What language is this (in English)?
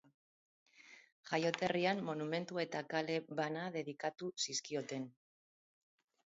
Basque